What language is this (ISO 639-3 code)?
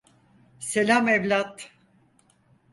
tur